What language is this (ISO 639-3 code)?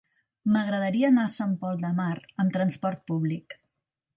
cat